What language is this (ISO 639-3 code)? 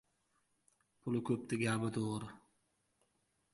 uzb